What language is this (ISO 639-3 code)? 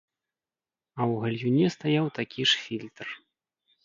bel